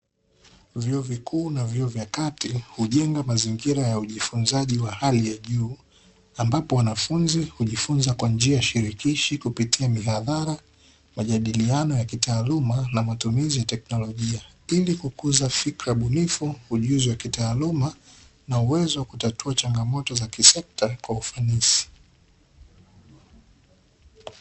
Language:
Swahili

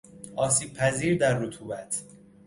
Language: Persian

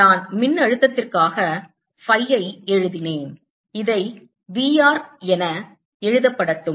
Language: Tamil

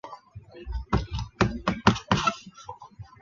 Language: Chinese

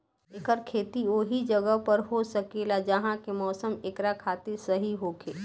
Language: Bhojpuri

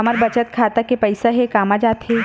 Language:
Chhattisgarhi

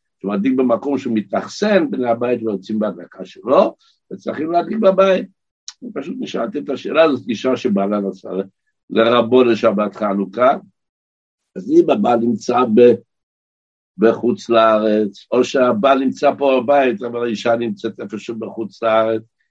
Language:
Hebrew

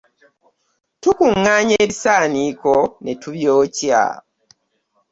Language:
Ganda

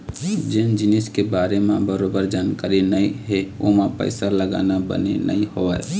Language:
Chhattisgarhi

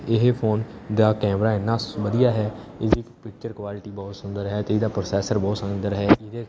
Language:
Punjabi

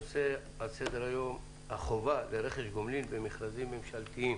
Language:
Hebrew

